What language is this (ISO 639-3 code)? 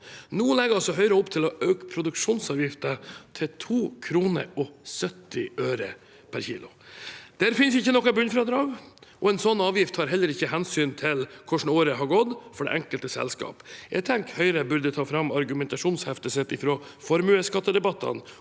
nor